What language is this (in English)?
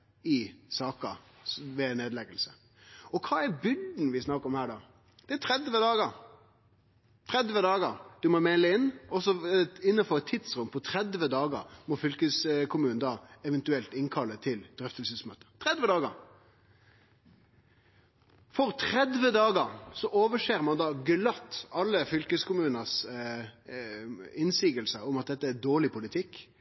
Norwegian Nynorsk